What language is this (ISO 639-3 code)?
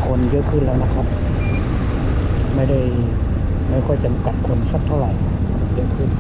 tha